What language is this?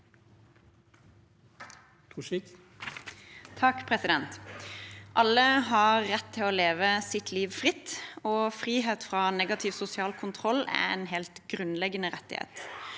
Norwegian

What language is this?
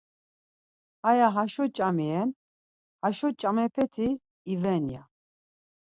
Laz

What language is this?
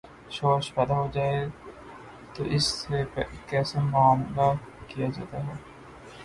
Urdu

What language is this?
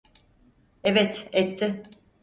Turkish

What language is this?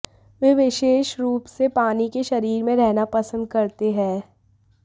Hindi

